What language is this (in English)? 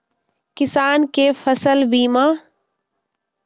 Maithili